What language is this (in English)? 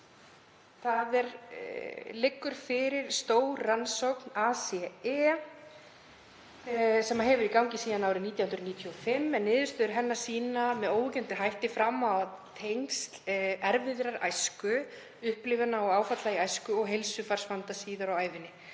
Icelandic